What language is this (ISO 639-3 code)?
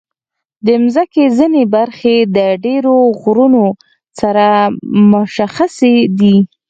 pus